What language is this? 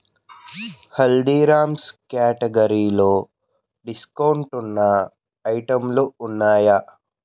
Telugu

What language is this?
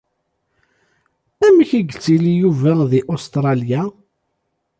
Kabyle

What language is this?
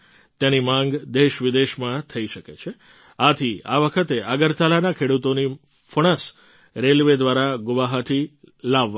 Gujarati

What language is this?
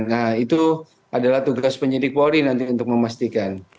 Indonesian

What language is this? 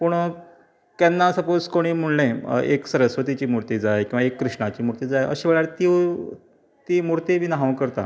Konkani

